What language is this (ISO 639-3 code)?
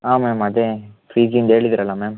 kan